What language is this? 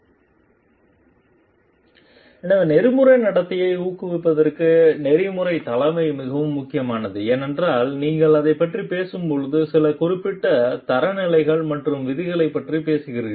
Tamil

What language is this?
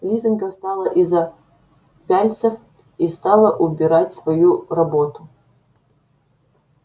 Russian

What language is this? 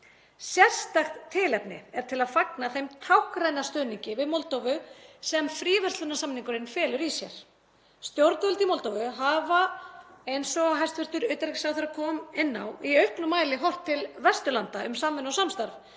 Icelandic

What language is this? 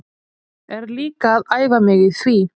Icelandic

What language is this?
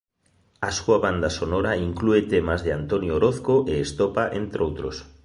Galician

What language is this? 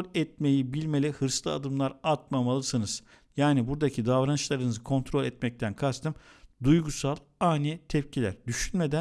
Turkish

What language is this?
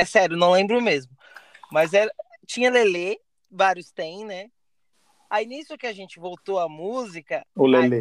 Portuguese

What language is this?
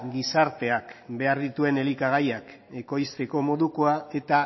Basque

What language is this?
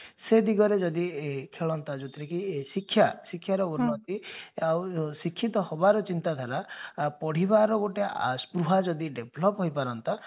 Odia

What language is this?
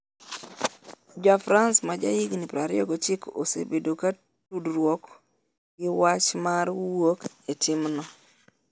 Luo (Kenya and Tanzania)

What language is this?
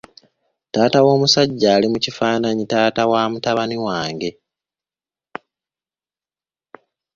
Ganda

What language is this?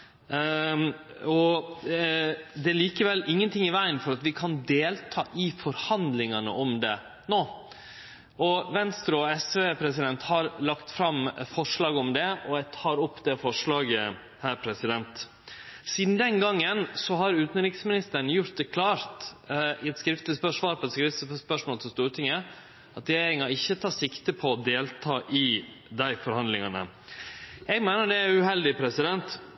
Norwegian Nynorsk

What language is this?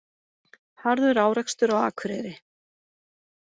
Icelandic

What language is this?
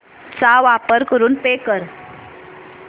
Marathi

